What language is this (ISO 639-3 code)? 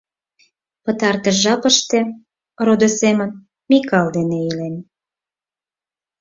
chm